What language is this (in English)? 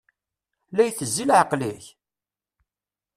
Kabyle